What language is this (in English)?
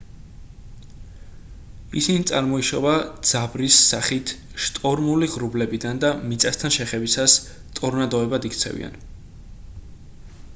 Georgian